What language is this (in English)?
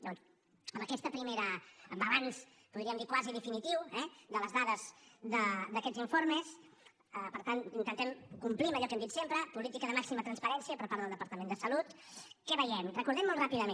Catalan